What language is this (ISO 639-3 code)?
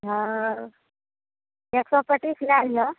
mai